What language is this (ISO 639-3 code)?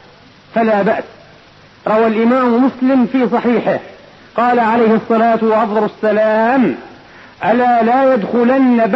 ara